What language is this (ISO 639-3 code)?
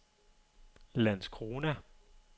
dan